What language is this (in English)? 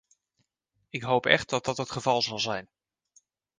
Dutch